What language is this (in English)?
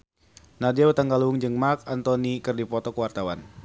Sundanese